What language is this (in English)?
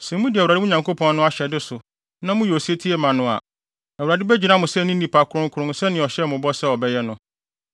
Akan